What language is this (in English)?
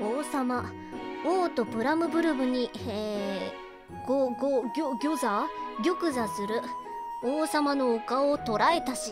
Japanese